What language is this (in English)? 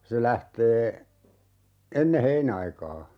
Finnish